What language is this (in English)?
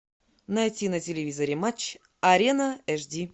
Russian